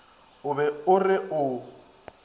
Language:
Northern Sotho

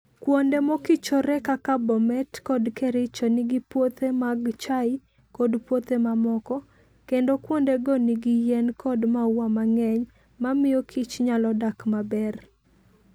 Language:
Luo (Kenya and Tanzania)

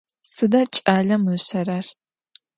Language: Adyghe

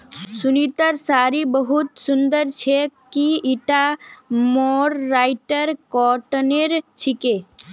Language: Magahi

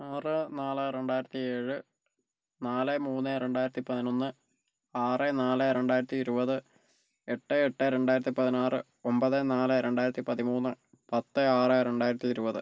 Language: Malayalam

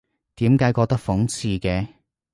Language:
Cantonese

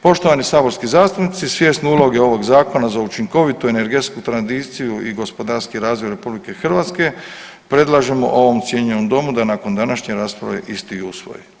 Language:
Croatian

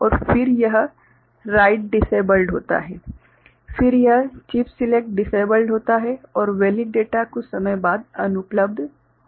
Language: Hindi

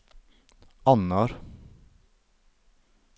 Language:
Norwegian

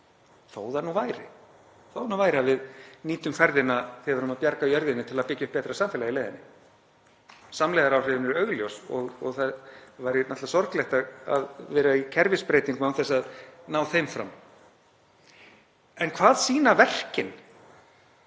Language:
Icelandic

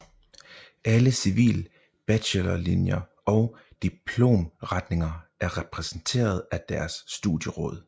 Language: Danish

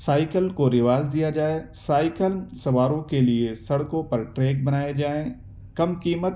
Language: Urdu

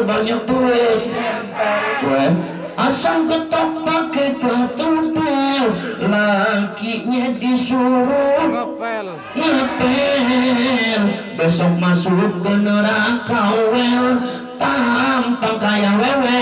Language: Indonesian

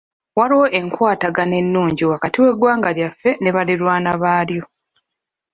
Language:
Ganda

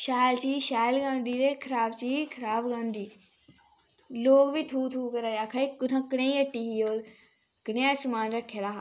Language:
Dogri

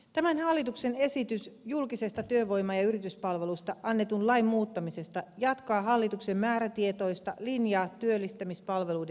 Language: Finnish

